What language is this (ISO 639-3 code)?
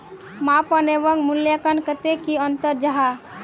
mag